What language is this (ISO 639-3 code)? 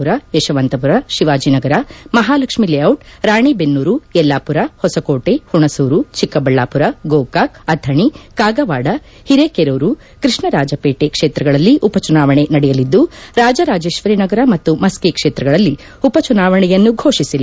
kan